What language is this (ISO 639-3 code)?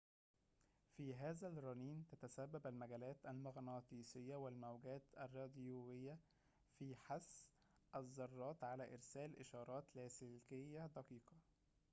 ara